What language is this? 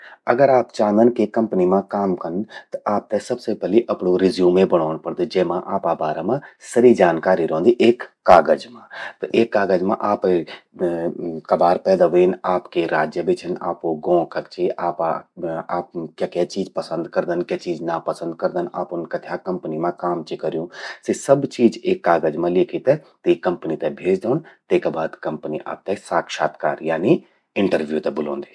Garhwali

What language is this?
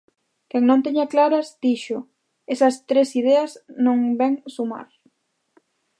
Galician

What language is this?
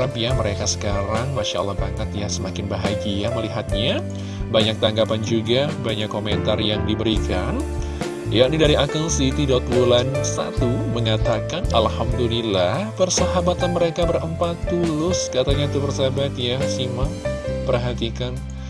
Indonesian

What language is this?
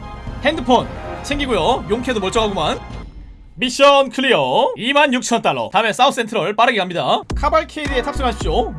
Korean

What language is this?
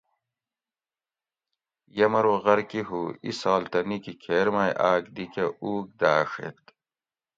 Gawri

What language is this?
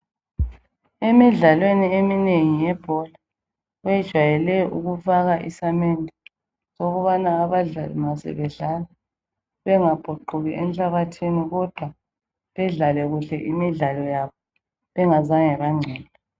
North Ndebele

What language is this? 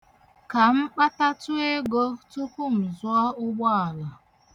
Igbo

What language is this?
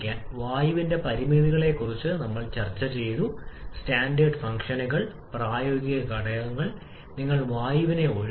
Malayalam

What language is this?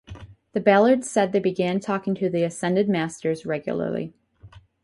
English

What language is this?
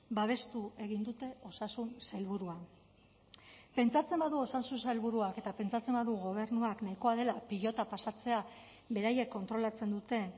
Basque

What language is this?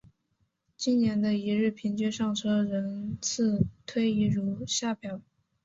Chinese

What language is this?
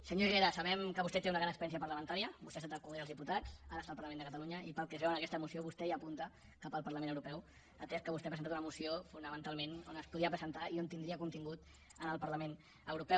Catalan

